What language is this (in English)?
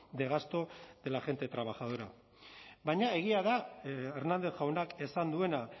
Basque